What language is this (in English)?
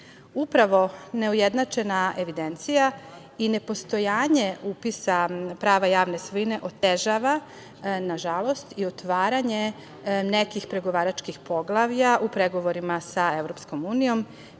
Serbian